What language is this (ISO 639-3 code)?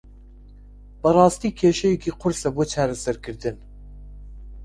ckb